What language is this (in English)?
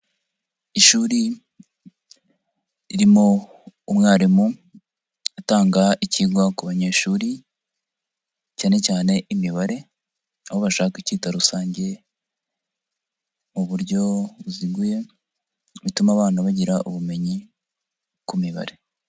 Kinyarwanda